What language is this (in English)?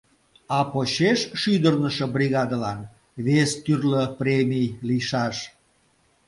Mari